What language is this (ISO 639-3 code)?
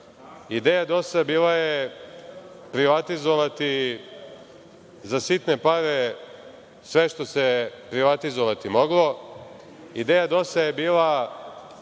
srp